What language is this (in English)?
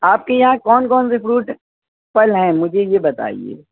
Urdu